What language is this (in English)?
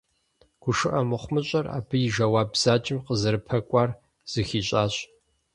Kabardian